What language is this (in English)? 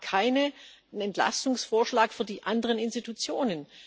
German